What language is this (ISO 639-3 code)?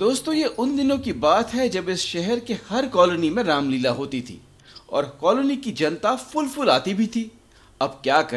hin